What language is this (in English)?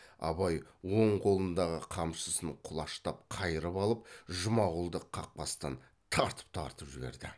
Kazakh